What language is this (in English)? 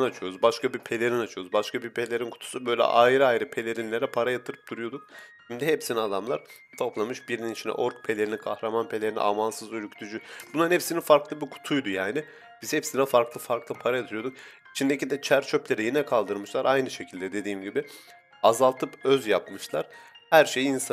Turkish